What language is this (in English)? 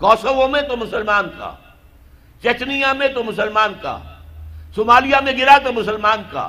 Urdu